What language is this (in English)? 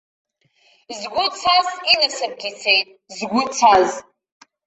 Abkhazian